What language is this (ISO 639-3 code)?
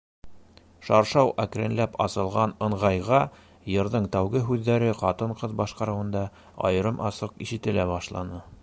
bak